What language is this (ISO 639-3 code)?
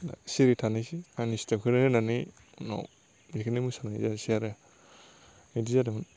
brx